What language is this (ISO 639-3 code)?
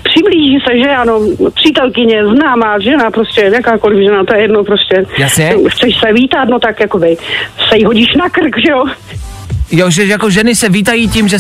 ces